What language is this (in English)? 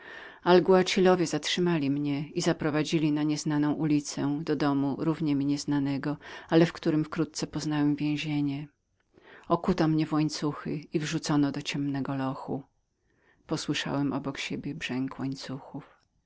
Polish